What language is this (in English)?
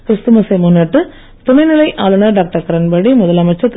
Tamil